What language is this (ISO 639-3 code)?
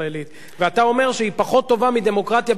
heb